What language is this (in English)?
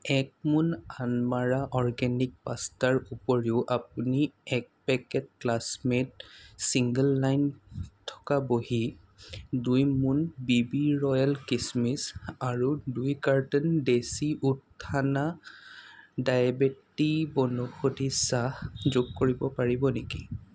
Assamese